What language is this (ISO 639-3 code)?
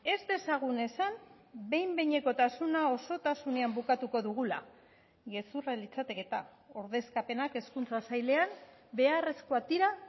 eus